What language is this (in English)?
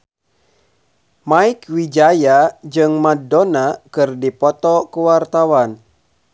Sundanese